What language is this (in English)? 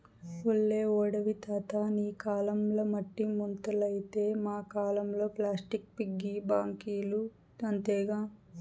Telugu